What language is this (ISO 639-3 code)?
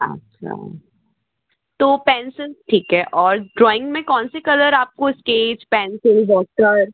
hin